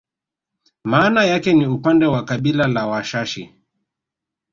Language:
Swahili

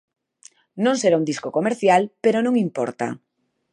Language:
Galician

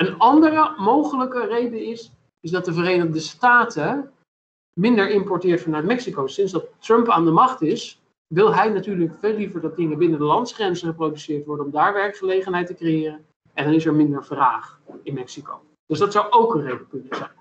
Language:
Dutch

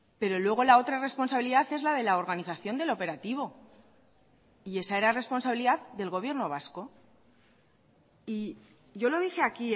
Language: Spanish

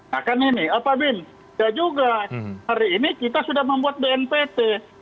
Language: Indonesian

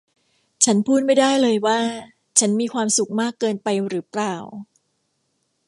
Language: Thai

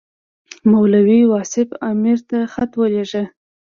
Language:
Pashto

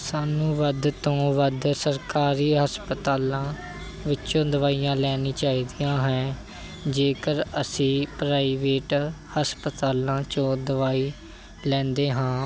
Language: Punjabi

